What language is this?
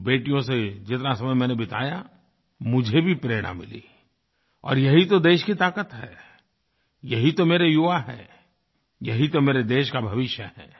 Hindi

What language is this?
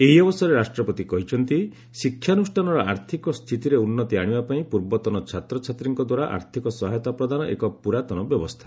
Odia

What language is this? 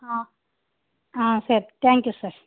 Tamil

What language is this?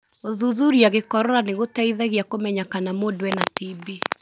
Kikuyu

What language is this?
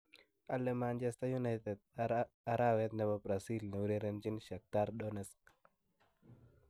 Kalenjin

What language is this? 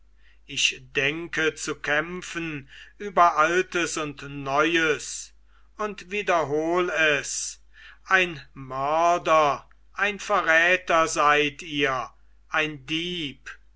German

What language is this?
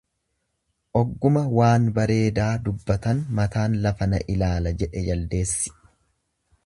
Oromo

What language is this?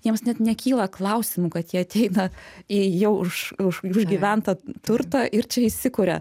Lithuanian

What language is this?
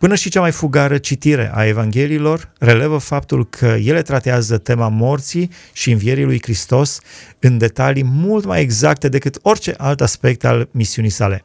Romanian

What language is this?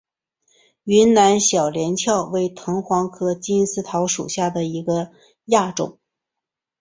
Chinese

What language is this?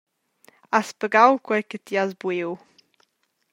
Romansh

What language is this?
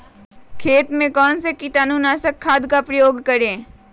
Magahi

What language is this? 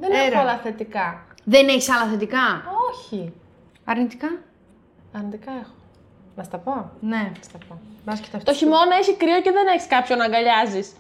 Greek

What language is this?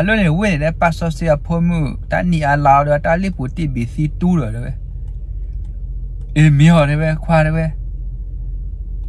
Thai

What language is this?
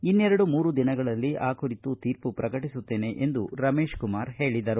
Kannada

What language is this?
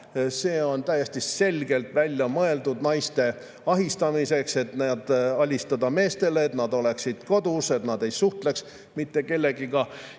Estonian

